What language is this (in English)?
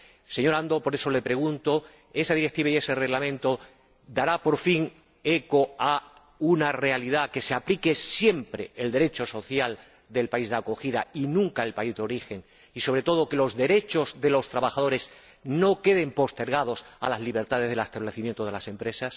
Spanish